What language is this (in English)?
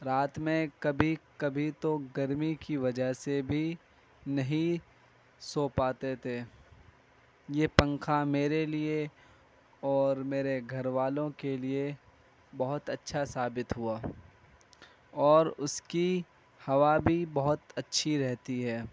Urdu